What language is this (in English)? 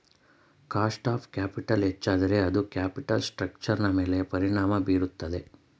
Kannada